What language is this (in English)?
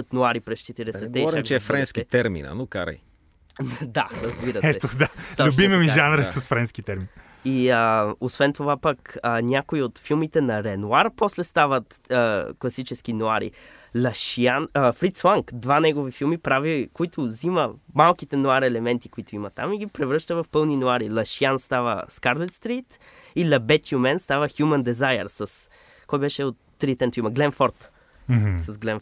Bulgarian